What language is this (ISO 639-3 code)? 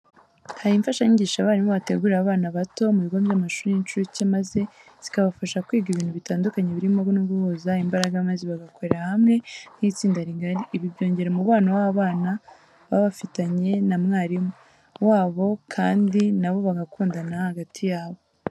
kin